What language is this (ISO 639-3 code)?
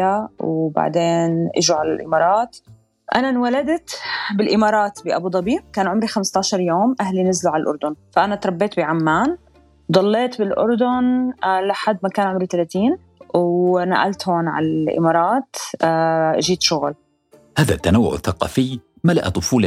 ara